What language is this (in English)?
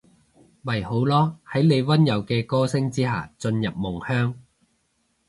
Cantonese